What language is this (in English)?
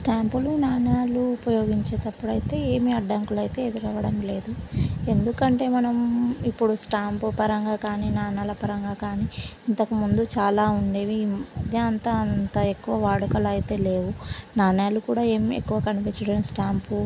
Telugu